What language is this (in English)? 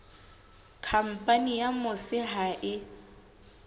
Southern Sotho